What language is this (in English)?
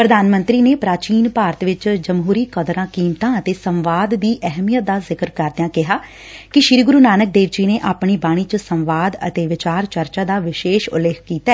Punjabi